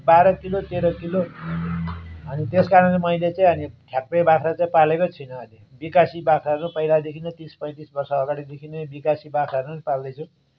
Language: Nepali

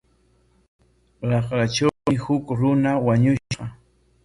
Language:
Corongo Ancash Quechua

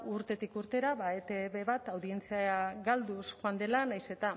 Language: Basque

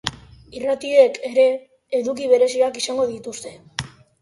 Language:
Basque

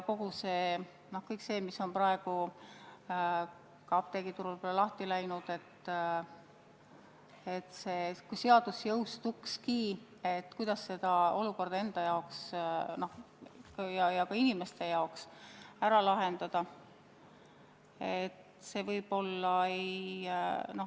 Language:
Estonian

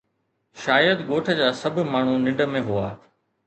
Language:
Sindhi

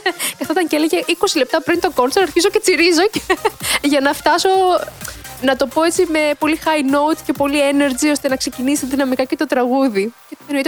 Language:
Greek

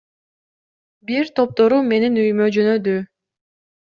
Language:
Kyrgyz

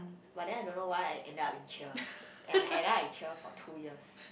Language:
English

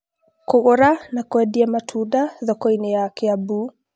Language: Kikuyu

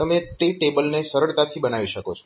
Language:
Gujarati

